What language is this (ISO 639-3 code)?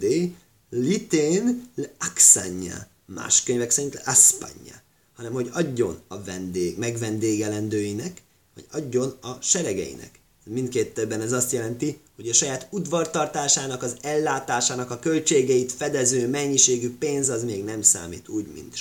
hun